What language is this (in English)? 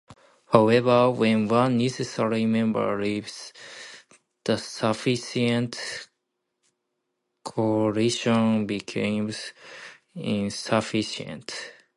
English